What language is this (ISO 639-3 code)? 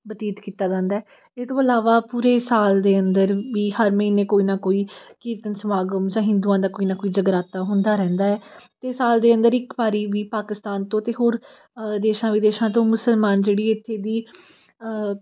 pan